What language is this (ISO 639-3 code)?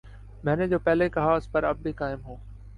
urd